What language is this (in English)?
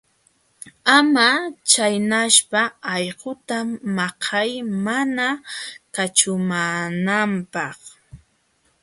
Jauja Wanca Quechua